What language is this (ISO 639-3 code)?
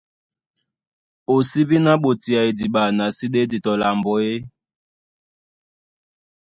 dua